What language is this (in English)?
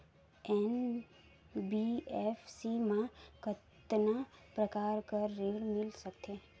Chhattisgarhi